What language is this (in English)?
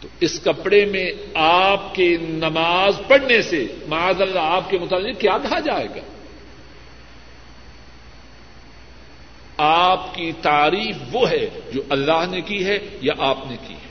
Urdu